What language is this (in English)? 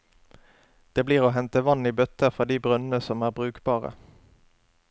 Norwegian